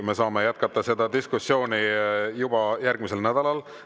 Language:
Estonian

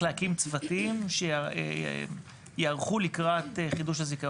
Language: Hebrew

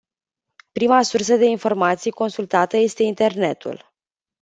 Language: Romanian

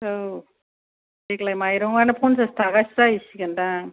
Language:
Bodo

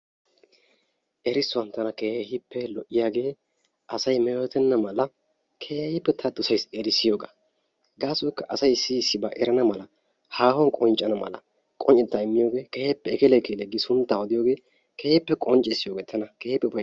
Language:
Wolaytta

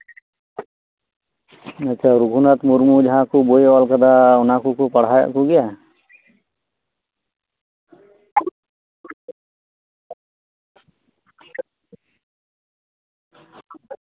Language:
Santali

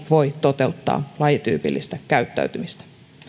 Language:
Finnish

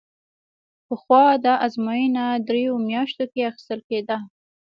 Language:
Pashto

